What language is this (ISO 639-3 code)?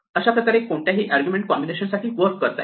mar